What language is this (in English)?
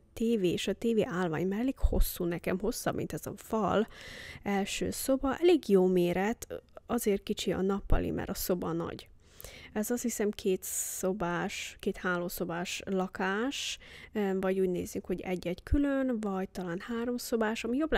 Hungarian